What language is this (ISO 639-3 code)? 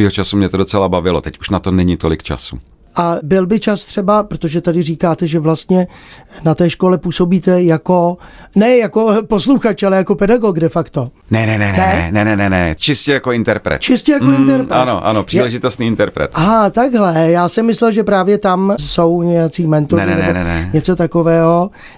ces